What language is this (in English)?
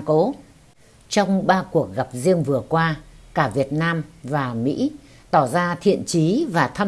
Vietnamese